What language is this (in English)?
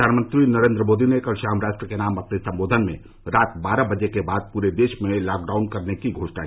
Hindi